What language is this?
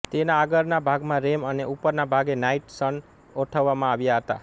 Gujarati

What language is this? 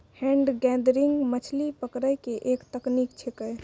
Maithili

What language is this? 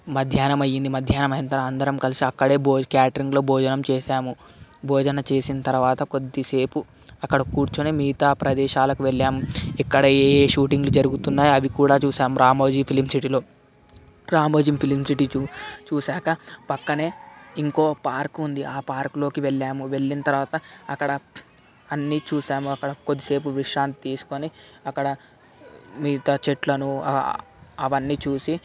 Telugu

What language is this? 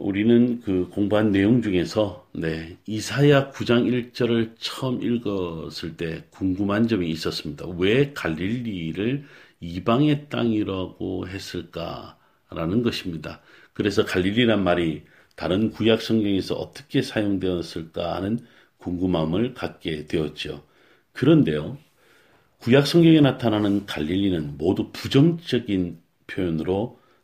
Korean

